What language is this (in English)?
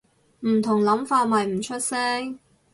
Cantonese